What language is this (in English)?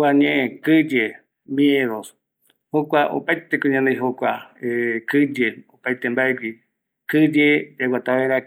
Eastern Bolivian Guaraní